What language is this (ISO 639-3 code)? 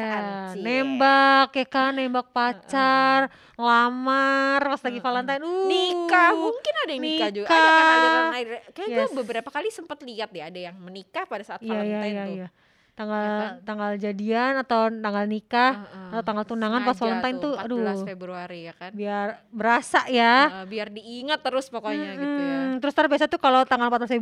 ind